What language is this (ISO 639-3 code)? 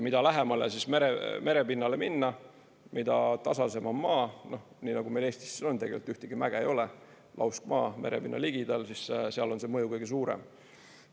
est